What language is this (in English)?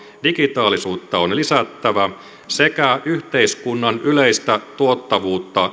Finnish